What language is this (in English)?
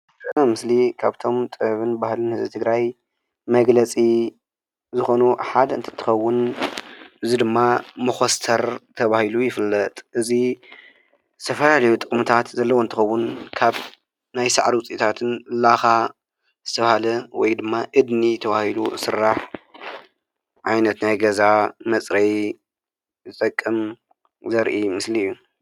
Tigrinya